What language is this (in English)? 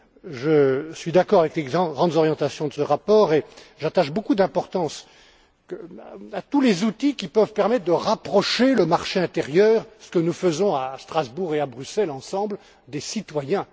French